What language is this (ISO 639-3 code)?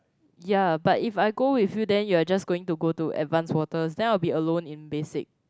eng